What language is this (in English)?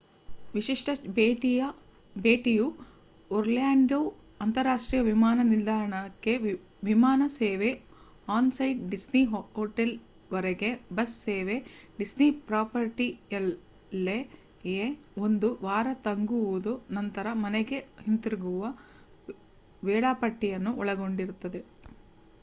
Kannada